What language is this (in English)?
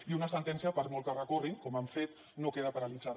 Catalan